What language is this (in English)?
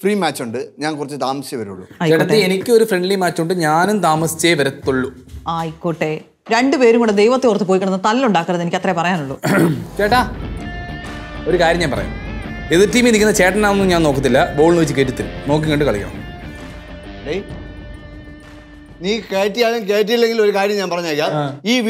Korean